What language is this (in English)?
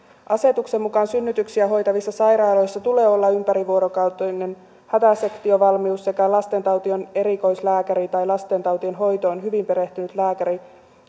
Finnish